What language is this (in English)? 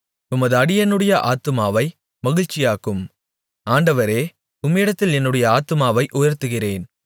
Tamil